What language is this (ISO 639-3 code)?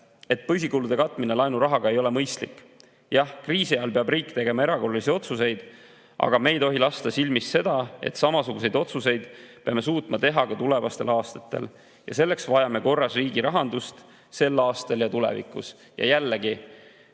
est